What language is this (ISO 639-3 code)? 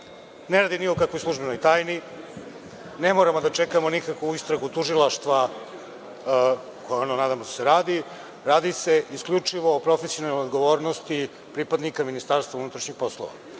srp